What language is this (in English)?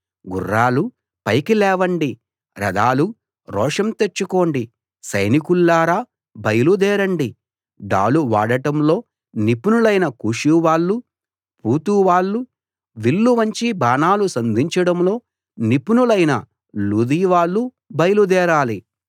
Telugu